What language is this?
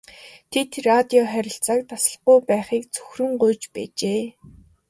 Mongolian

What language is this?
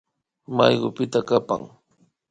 Imbabura Highland Quichua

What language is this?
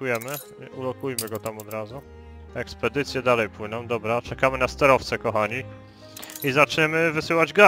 Polish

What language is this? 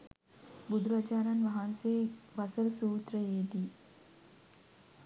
Sinhala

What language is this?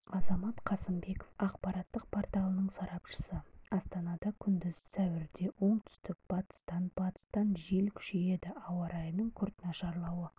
Kazakh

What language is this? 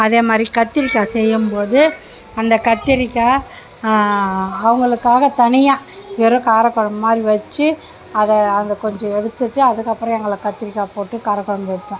Tamil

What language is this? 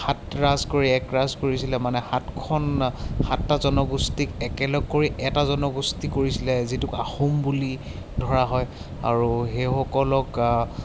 Assamese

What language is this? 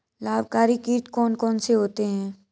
Hindi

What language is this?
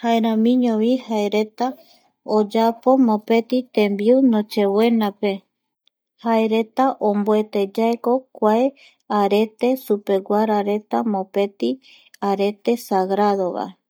Eastern Bolivian Guaraní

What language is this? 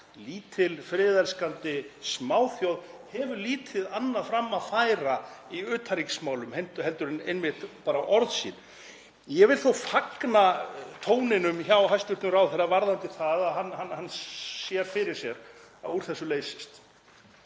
Icelandic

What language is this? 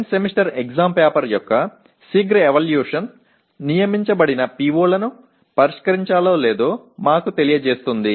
Telugu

